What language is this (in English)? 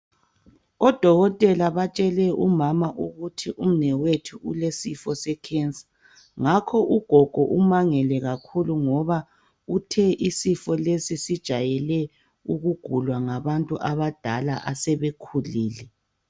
North Ndebele